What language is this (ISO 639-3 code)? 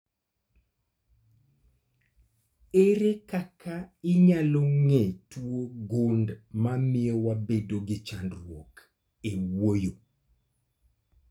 luo